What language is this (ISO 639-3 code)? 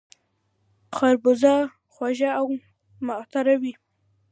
pus